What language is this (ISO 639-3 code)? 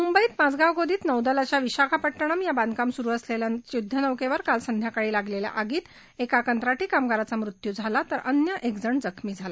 mar